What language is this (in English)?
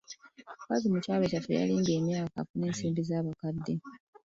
Ganda